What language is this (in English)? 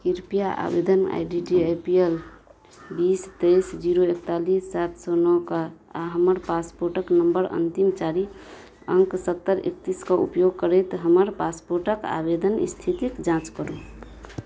Maithili